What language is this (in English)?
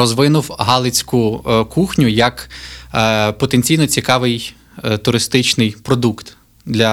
Ukrainian